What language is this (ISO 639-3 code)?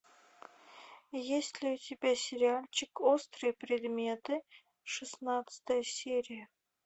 rus